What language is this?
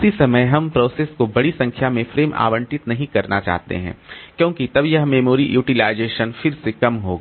Hindi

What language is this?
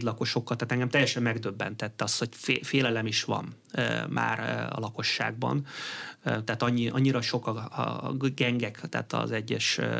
Hungarian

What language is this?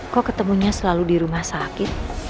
Indonesian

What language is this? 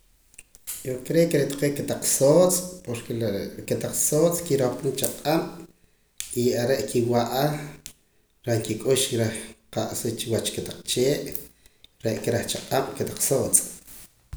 Poqomam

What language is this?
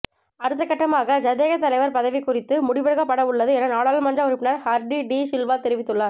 Tamil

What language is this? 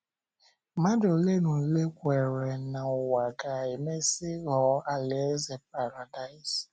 Igbo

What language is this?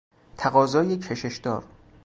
Persian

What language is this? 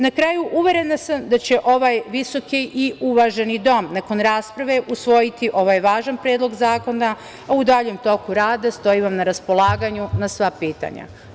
Serbian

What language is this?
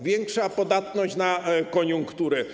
Polish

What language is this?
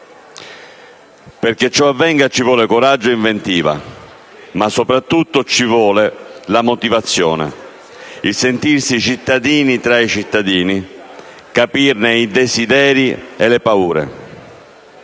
Italian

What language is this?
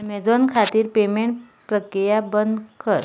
Konkani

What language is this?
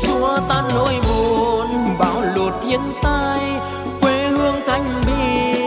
Vietnamese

